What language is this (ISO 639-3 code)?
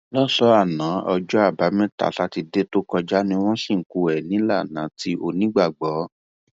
yor